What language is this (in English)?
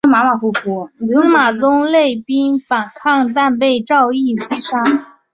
Chinese